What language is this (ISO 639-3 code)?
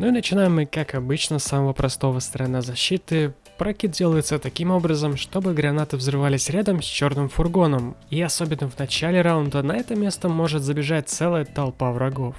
rus